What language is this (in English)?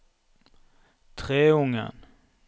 Norwegian